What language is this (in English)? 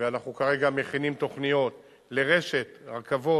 Hebrew